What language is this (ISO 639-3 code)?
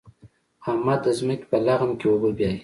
pus